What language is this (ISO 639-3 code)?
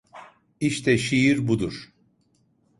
tur